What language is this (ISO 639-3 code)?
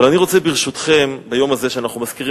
heb